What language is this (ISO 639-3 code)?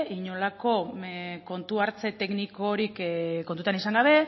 eus